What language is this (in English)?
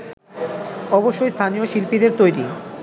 Bangla